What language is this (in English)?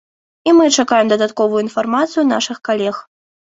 Belarusian